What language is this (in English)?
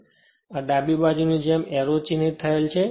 Gujarati